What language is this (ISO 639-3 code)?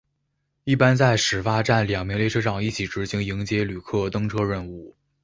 zho